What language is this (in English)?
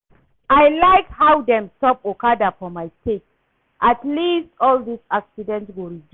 Nigerian Pidgin